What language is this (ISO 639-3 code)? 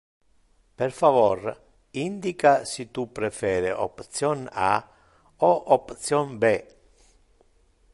ina